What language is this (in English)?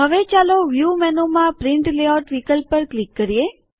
Gujarati